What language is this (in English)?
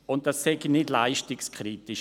Swiss German